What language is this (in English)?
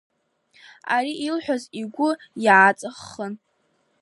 Abkhazian